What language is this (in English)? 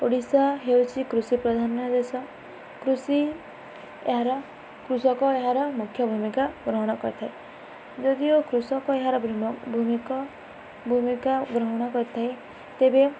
Odia